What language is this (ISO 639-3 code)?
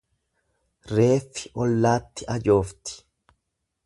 orm